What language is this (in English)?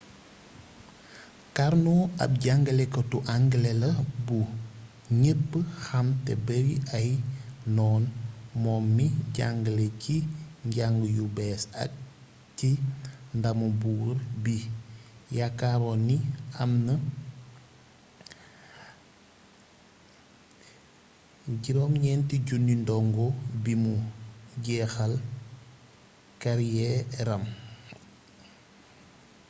Wolof